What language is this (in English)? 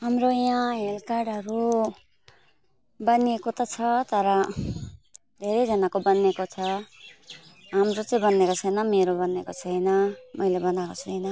Nepali